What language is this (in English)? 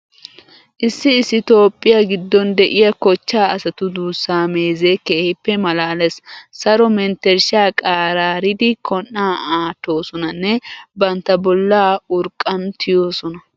Wolaytta